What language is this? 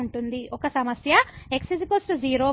Telugu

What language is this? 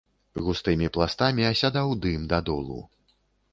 Belarusian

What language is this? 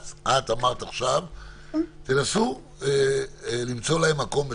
Hebrew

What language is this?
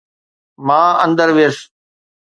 Sindhi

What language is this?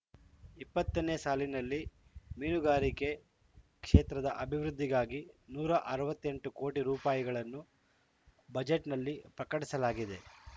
Kannada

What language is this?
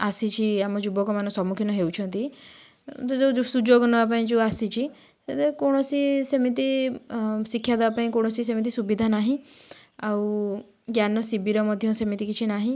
Odia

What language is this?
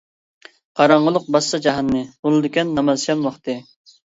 Uyghur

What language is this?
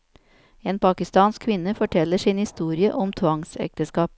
Norwegian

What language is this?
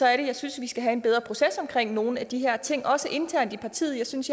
Danish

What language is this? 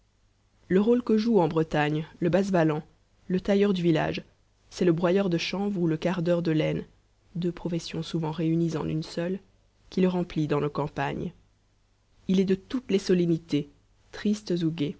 French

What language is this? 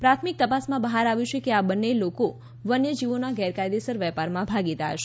Gujarati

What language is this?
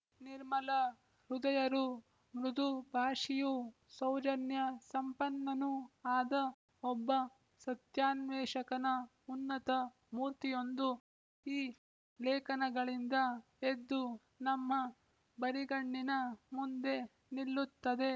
Kannada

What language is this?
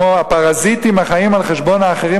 Hebrew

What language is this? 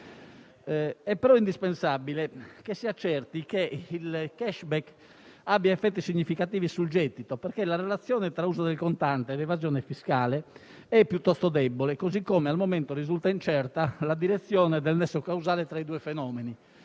Italian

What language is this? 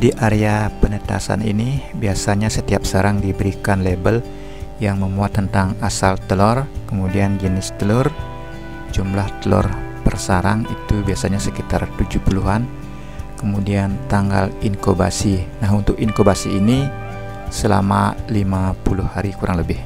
Indonesian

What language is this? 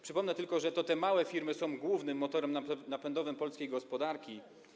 Polish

